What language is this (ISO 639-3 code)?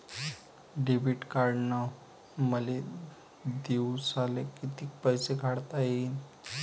mar